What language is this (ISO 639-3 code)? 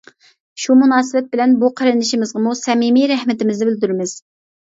uig